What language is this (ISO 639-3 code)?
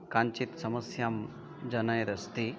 san